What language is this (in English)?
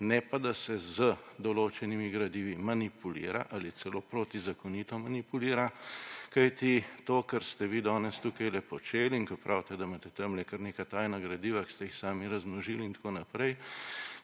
Slovenian